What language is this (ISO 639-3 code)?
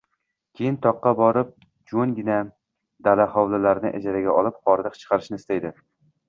uzb